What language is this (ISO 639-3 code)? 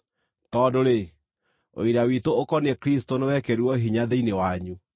kik